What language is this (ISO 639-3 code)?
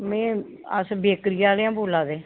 doi